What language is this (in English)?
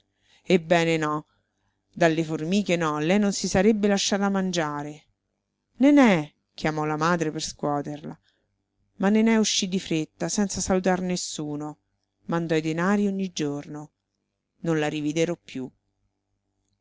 Italian